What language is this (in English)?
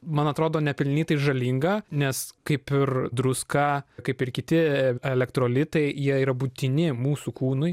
Lithuanian